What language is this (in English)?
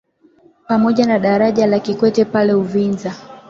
Swahili